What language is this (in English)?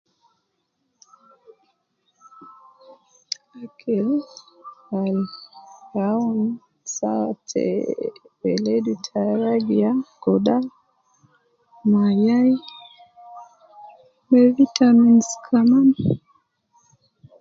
Nubi